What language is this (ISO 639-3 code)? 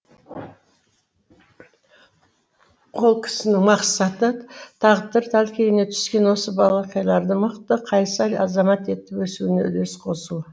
kaz